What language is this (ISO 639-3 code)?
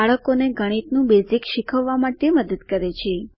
guj